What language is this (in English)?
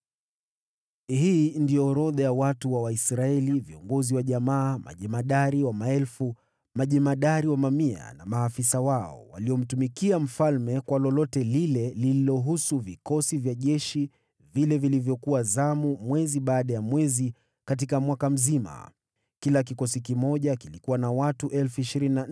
Swahili